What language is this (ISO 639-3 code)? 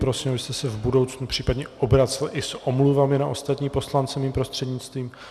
ces